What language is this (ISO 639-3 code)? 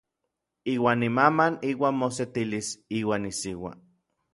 nlv